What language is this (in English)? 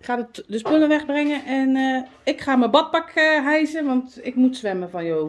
Dutch